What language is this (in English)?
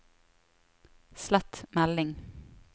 Norwegian